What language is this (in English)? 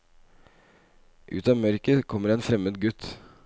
Norwegian